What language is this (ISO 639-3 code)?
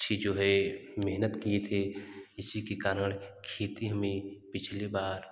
hin